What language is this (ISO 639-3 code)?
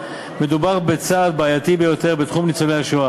heb